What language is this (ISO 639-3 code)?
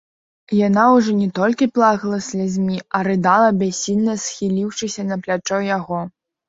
bel